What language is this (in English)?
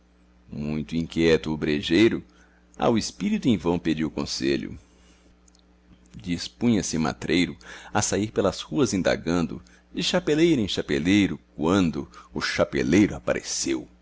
Portuguese